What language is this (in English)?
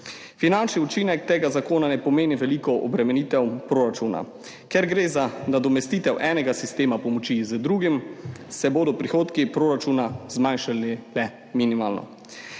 Slovenian